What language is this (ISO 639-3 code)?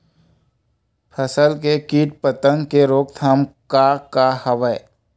hne